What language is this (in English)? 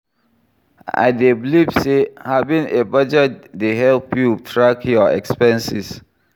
Nigerian Pidgin